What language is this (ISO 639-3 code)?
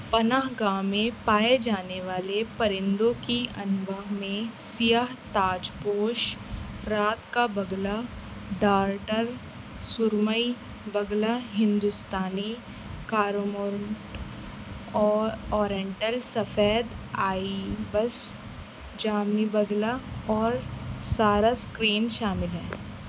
urd